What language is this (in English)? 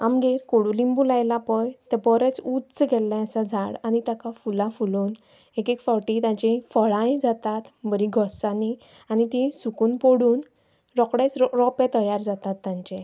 Konkani